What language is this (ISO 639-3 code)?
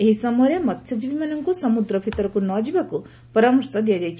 ori